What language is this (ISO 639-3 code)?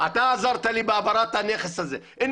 heb